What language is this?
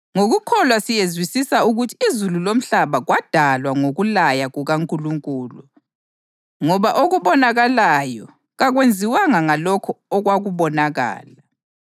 North Ndebele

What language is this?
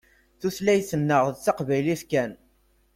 Kabyle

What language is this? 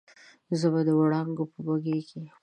Pashto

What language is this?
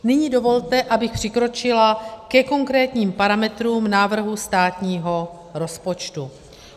Czech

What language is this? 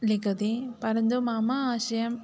Sanskrit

